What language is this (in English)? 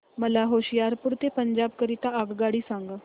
Marathi